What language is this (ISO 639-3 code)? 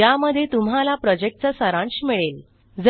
mar